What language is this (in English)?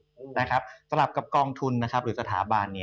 Thai